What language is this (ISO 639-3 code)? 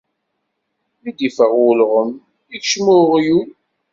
kab